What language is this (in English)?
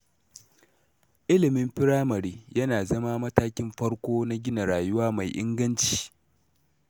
Hausa